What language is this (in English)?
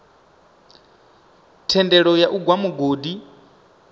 Venda